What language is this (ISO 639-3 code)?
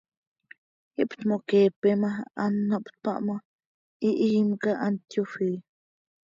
sei